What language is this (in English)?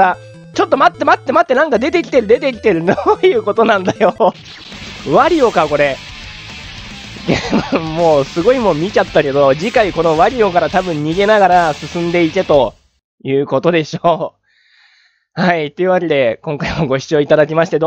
Japanese